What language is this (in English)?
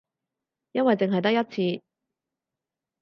Cantonese